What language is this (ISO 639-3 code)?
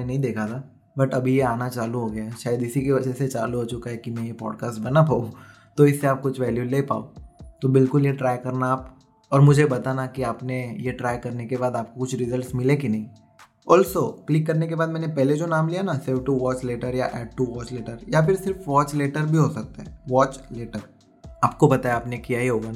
hin